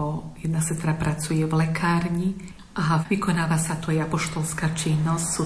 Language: Slovak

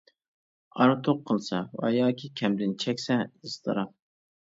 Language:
Uyghur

